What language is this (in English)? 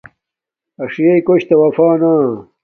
Domaaki